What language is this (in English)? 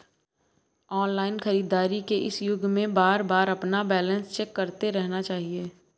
Hindi